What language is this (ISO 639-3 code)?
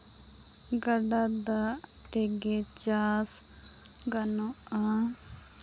sat